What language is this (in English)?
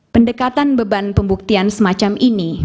Indonesian